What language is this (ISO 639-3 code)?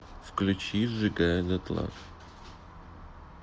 rus